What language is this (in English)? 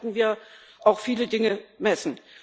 German